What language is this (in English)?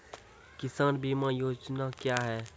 Maithili